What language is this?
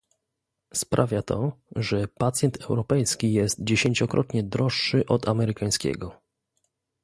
Polish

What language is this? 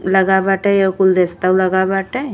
Bhojpuri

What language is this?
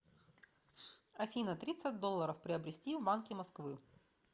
Russian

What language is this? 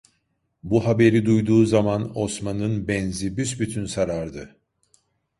Turkish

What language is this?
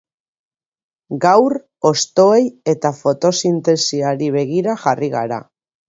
Basque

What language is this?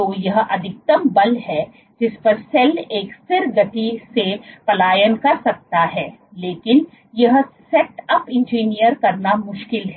Hindi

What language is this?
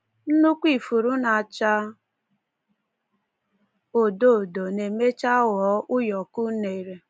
Igbo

